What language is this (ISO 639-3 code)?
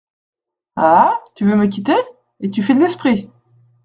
fra